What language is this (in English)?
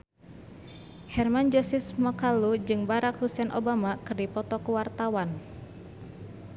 Sundanese